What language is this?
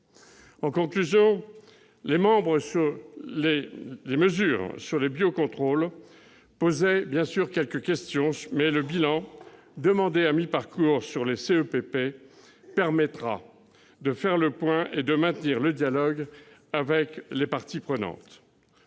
French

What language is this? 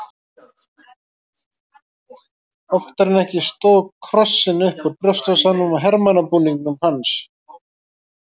Icelandic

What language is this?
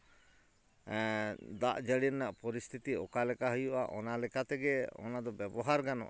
Santali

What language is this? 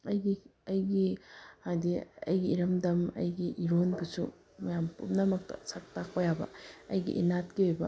Manipuri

